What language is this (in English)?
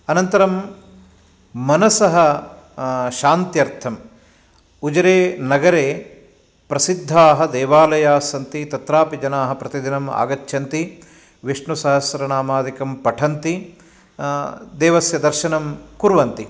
Sanskrit